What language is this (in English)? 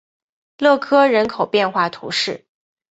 Chinese